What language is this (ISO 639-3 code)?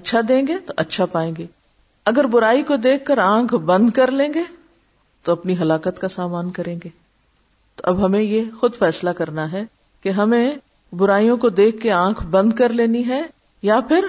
urd